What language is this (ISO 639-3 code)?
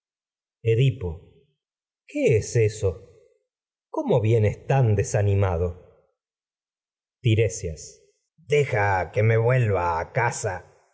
spa